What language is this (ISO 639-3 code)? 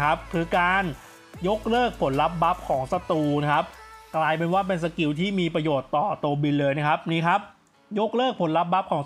tha